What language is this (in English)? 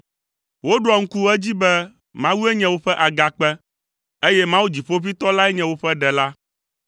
Ewe